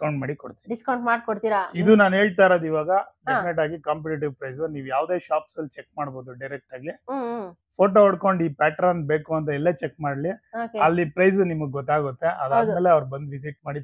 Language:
Kannada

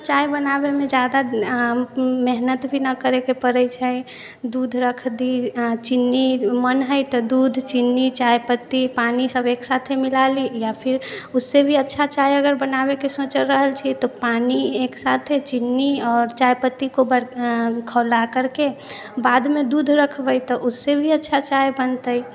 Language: Maithili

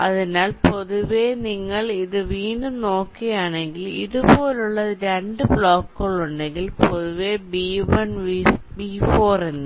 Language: Malayalam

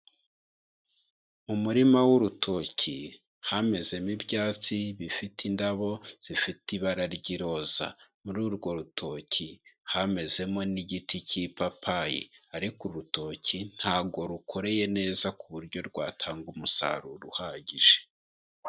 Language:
Kinyarwanda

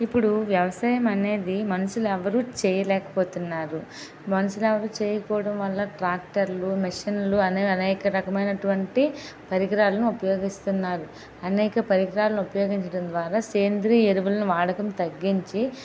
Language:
Telugu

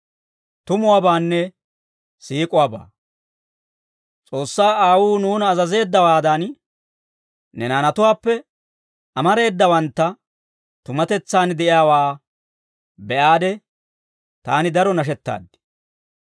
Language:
Dawro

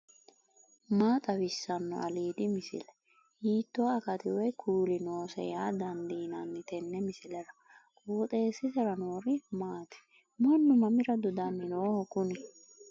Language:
Sidamo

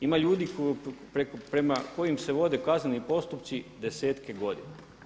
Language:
Croatian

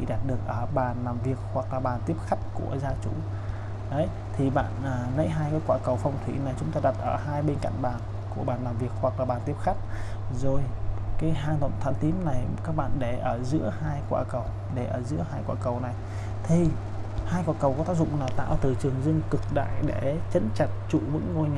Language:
Vietnamese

